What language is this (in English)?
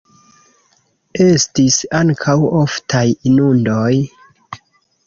Esperanto